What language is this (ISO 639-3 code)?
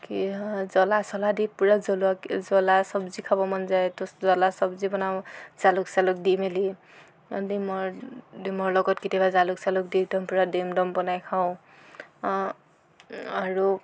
asm